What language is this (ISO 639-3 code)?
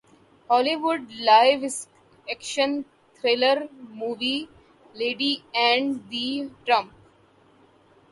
urd